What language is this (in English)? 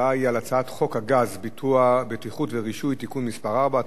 Hebrew